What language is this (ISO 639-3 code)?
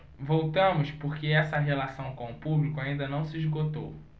por